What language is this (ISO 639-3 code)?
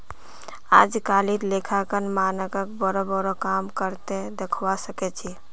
mag